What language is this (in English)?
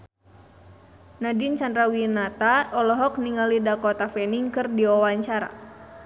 Sundanese